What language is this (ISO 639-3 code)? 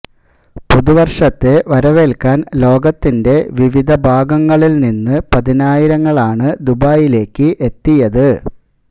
mal